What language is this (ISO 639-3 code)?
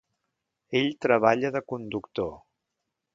cat